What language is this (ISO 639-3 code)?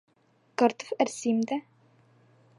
bak